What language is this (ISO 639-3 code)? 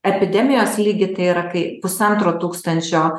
lit